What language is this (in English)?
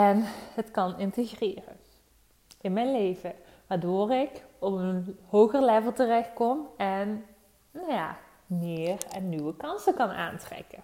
Dutch